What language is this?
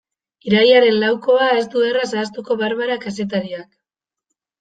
Basque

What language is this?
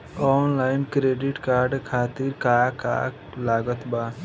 Bhojpuri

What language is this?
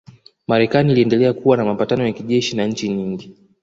Swahili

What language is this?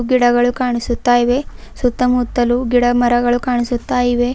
Kannada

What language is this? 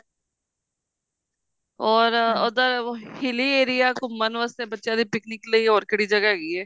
Punjabi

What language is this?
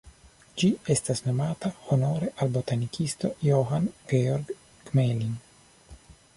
Esperanto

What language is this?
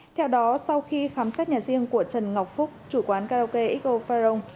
Vietnamese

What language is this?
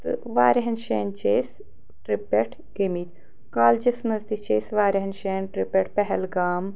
Kashmiri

